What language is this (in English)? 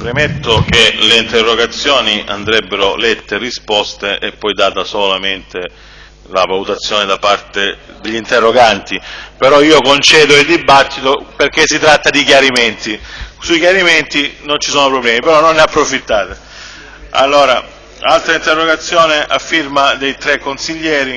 Italian